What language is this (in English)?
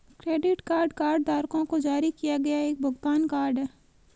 Hindi